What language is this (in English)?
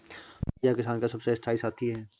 Hindi